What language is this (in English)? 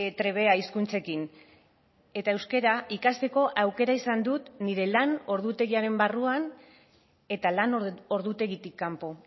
Basque